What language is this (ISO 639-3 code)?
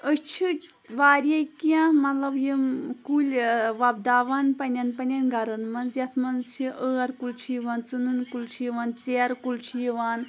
kas